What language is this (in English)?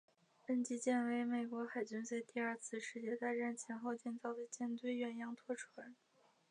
Chinese